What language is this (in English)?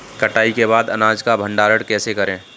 Hindi